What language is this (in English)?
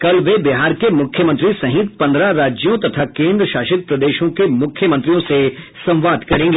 Hindi